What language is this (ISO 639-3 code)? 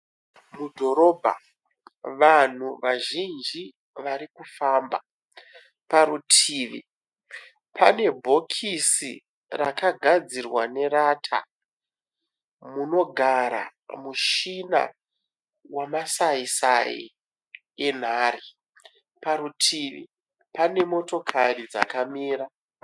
sna